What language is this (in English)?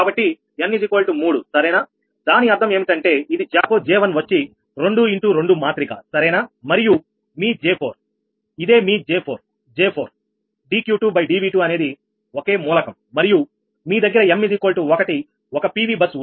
Telugu